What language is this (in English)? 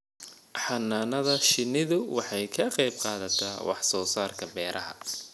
Somali